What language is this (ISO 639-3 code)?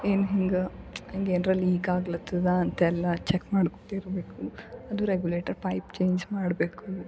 kan